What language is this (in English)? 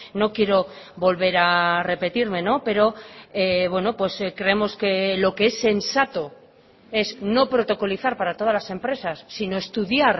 Spanish